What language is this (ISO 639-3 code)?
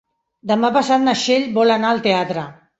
cat